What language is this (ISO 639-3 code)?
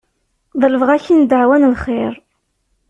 kab